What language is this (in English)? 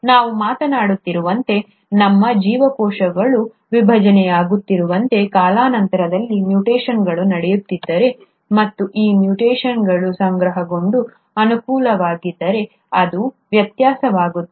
Kannada